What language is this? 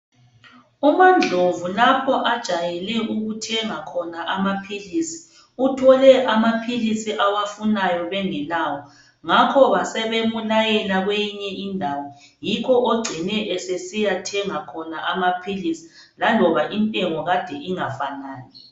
North Ndebele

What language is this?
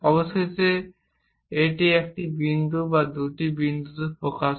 Bangla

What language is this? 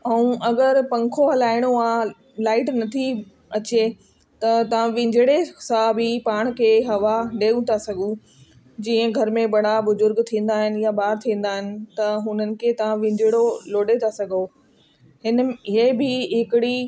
Sindhi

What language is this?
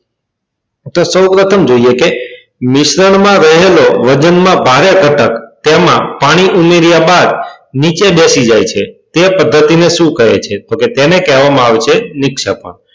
Gujarati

